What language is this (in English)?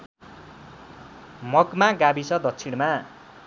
Nepali